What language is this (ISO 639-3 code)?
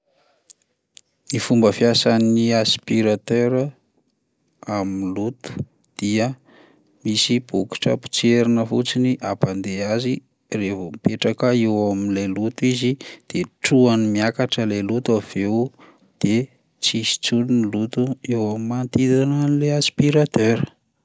mlg